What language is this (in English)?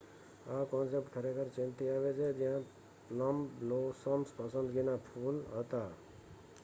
Gujarati